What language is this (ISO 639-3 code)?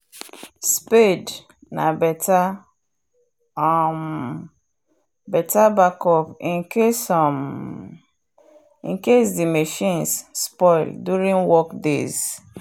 pcm